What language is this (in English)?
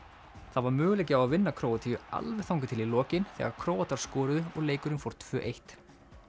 Icelandic